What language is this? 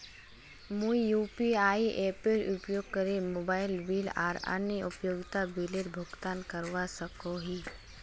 Magahi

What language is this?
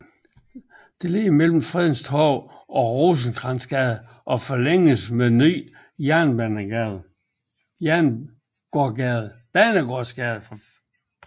Danish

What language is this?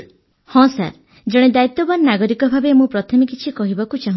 Odia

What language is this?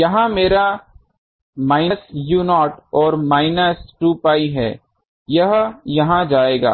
Hindi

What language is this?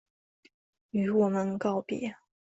Chinese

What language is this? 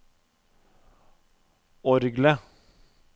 Norwegian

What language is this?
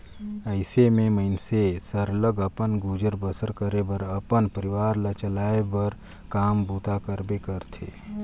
Chhattisgarhi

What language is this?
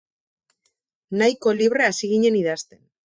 Basque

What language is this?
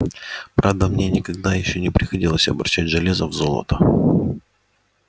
Russian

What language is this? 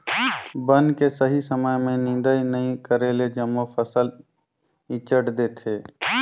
Chhattisgarhi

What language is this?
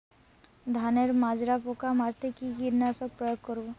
Bangla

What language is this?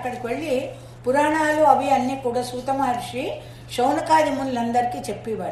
Telugu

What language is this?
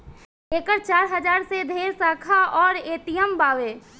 Bhojpuri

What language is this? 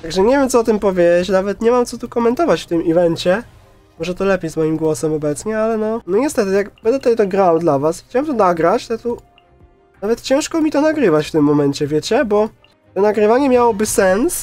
Polish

